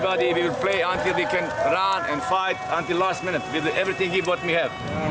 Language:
Indonesian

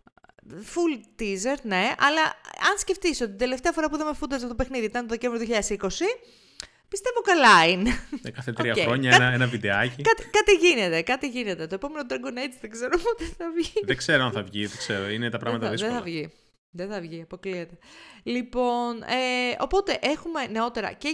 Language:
Greek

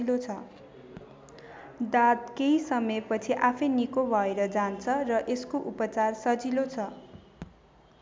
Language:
Nepali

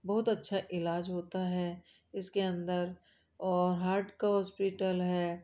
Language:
Hindi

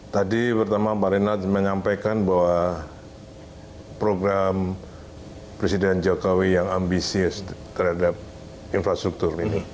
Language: Indonesian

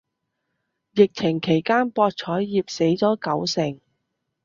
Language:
Cantonese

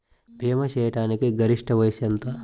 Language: Telugu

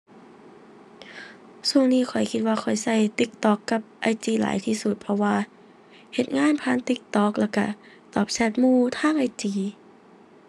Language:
Thai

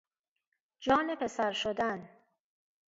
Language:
Persian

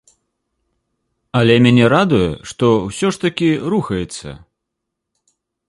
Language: Belarusian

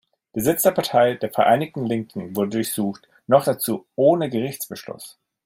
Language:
German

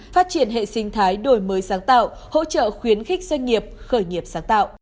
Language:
Vietnamese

